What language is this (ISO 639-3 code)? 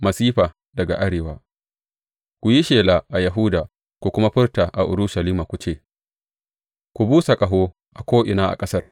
hau